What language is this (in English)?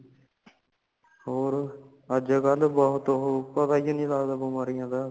Punjabi